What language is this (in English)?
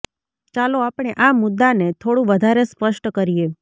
Gujarati